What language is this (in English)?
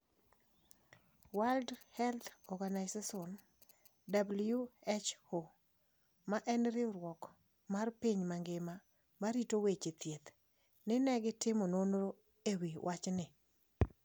Luo (Kenya and Tanzania)